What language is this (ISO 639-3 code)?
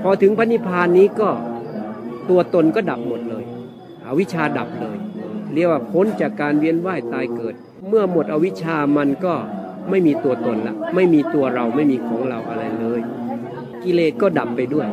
tha